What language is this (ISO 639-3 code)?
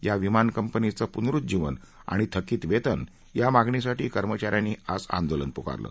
mar